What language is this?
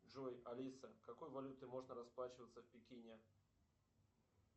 Russian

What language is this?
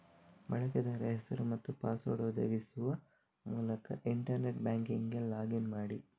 Kannada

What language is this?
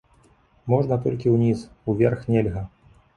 Belarusian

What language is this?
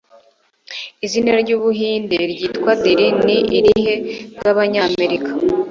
Kinyarwanda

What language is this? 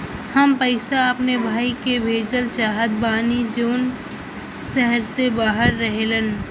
Bhojpuri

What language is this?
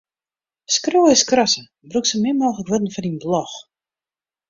Western Frisian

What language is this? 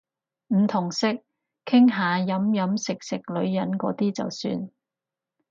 Cantonese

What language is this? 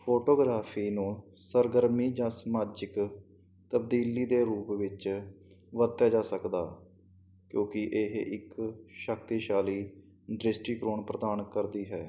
Punjabi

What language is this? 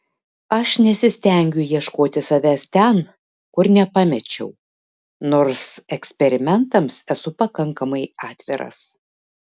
Lithuanian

